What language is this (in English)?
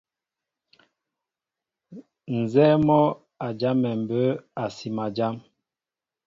Mbo (Cameroon)